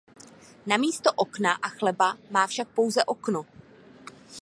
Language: Czech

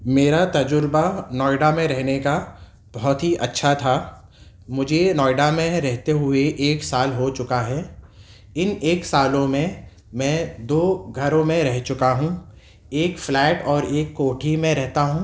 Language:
Urdu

